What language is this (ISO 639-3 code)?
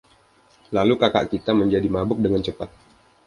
ind